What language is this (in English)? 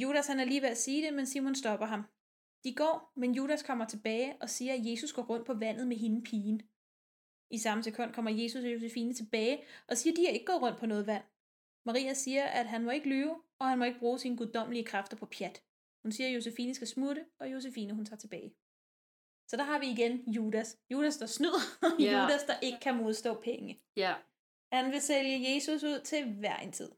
Danish